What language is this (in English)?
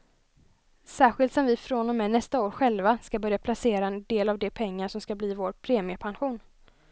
Swedish